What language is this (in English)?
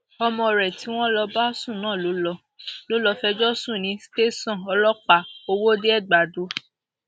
Yoruba